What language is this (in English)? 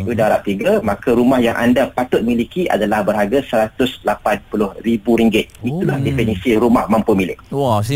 Malay